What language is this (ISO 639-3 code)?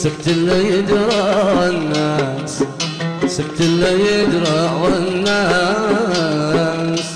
ara